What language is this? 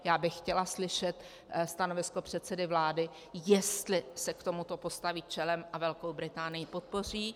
Czech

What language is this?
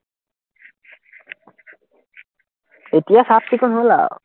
Assamese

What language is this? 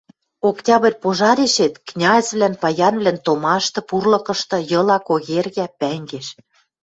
Western Mari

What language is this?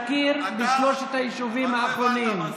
Hebrew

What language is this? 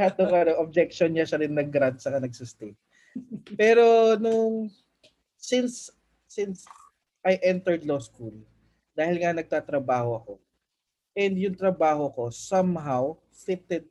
Filipino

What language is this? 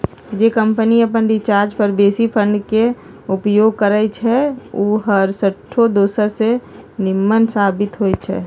Magahi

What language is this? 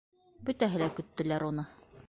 Bashkir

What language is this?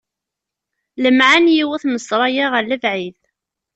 Kabyle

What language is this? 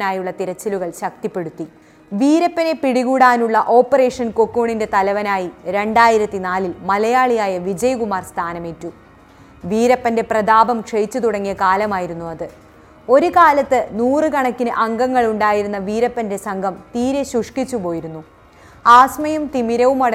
Malayalam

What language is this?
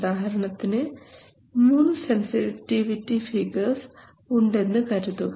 Malayalam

